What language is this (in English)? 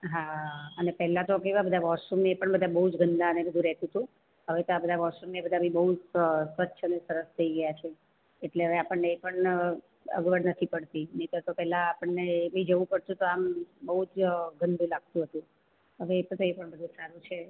Gujarati